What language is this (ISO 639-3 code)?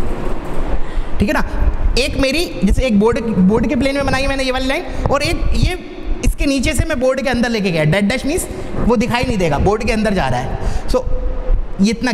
hin